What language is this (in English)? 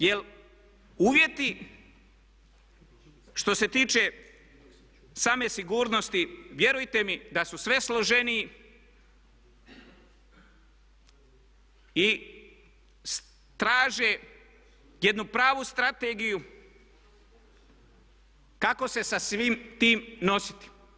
Croatian